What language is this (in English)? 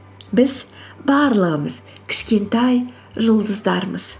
Kazakh